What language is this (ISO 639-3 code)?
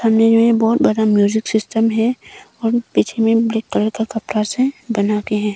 hin